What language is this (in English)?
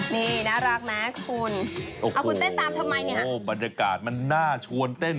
Thai